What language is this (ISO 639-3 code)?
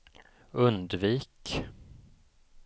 swe